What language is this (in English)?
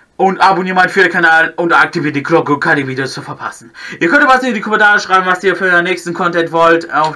German